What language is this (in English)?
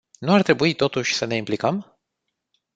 Romanian